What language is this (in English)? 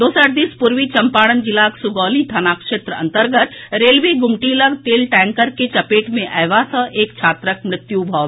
Maithili